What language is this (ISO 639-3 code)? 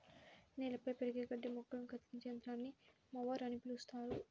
tel